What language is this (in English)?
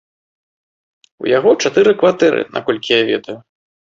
Belarusian